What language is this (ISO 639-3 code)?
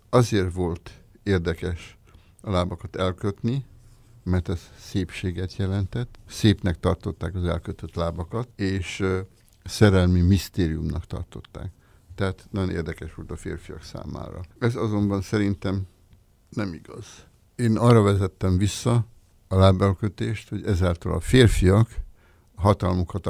hun